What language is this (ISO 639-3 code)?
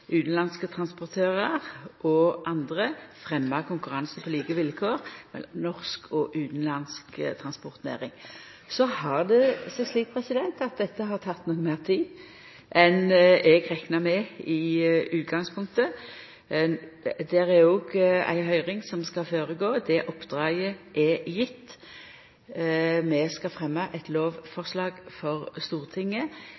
nno